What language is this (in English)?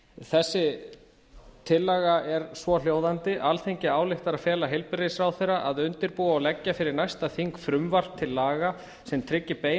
Icelandic